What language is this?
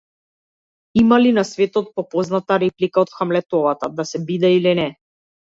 Macedonian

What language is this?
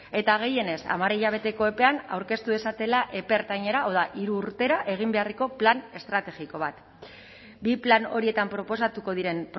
Basque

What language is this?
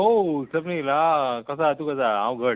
Konkani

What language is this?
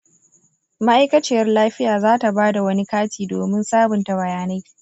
Hausa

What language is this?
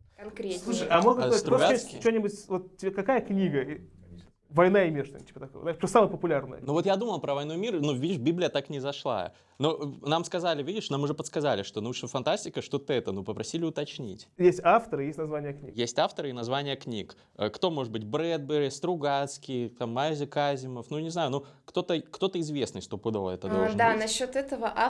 Russian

